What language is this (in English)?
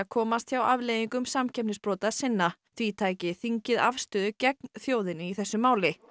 Icelandic